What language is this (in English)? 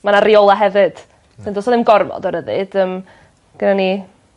Welsh